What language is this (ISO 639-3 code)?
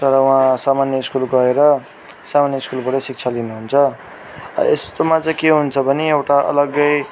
nep